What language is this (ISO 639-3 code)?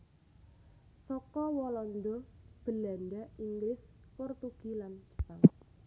jav